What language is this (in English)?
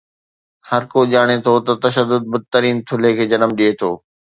Sindhi